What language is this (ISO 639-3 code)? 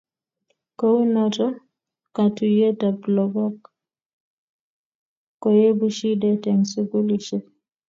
kln